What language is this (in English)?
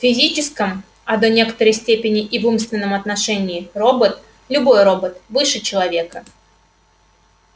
Russian